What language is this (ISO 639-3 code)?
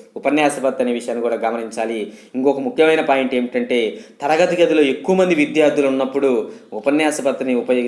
eng